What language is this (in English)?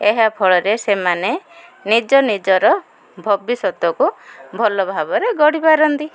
Odia